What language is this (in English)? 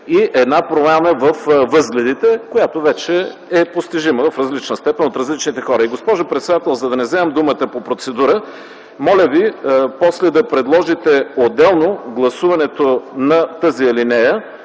Bulgarian